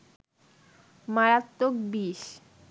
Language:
Bangla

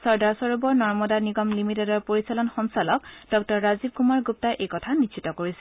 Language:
Assamese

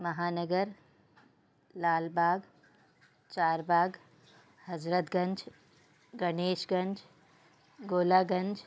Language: Sindhi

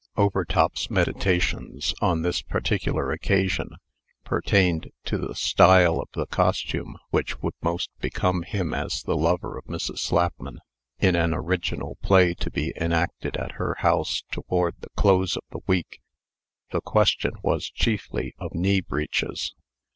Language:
English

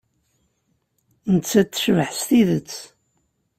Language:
Kabyle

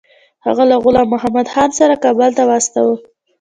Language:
Pashto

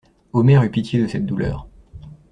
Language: French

